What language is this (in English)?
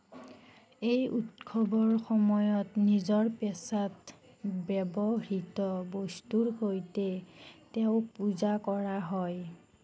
Assamese